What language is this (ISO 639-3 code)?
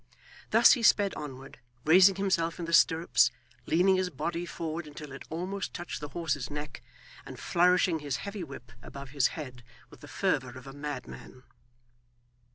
eng